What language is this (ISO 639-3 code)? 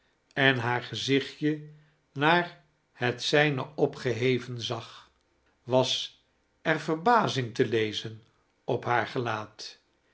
nld